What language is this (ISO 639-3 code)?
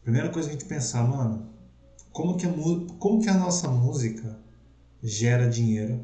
por